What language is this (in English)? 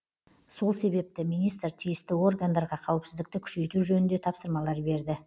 Kazakh